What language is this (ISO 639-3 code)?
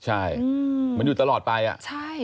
tha